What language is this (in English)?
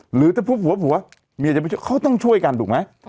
Thai